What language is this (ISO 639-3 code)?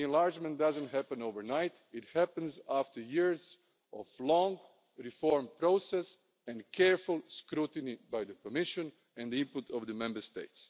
eng